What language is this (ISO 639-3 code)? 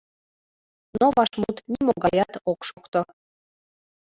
chm